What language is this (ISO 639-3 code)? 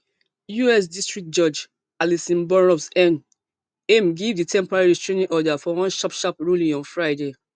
pcm